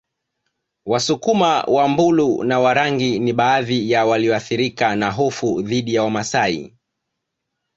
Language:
Swahili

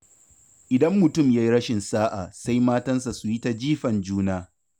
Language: Hausa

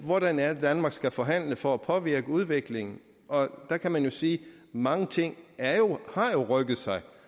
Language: Danish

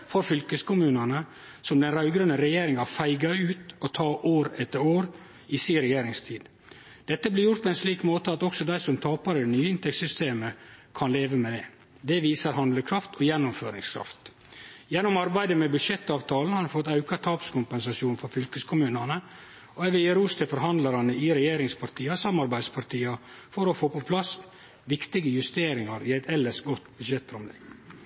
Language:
Norwegian Nynorsk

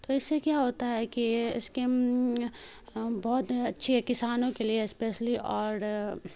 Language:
Urdu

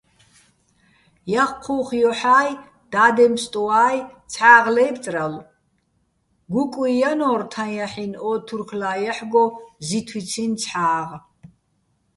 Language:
Bats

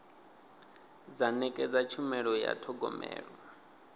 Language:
Venda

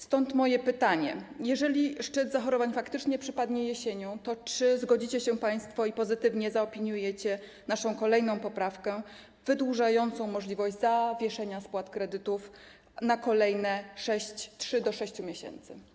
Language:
Polish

